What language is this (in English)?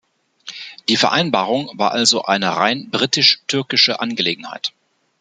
German